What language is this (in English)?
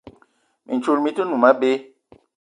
Eton (Cameroon)